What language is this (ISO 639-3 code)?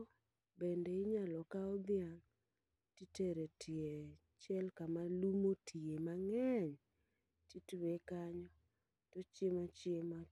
luo